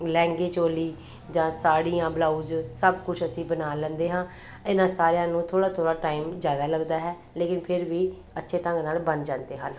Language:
Punjabi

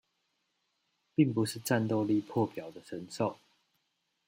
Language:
Chinese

